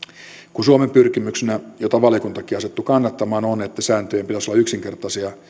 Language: Finnish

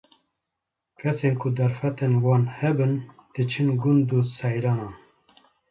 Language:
Kurdish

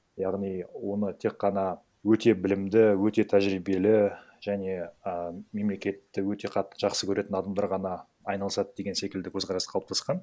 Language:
Kazakh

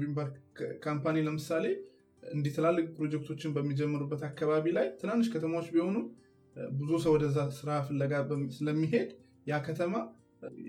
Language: Amharic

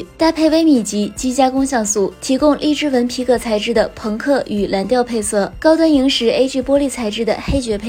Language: Chinese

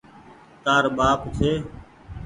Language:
Goaria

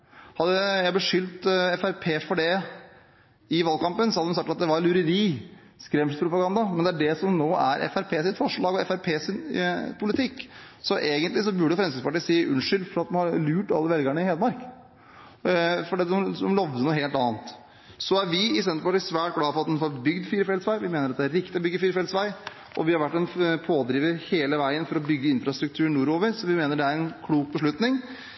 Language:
Norwegian Bokmål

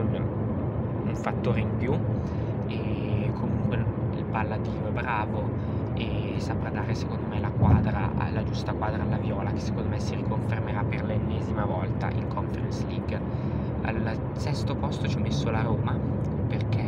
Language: Italian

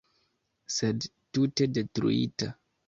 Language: Esperanto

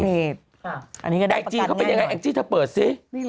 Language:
Thai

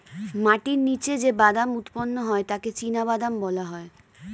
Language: Bangla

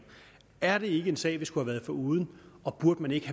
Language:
Danish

